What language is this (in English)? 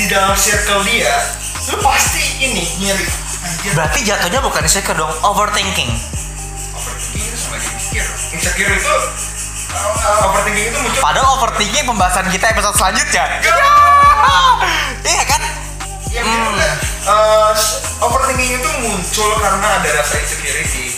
Indonesian